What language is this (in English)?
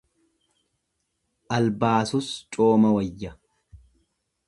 Oromo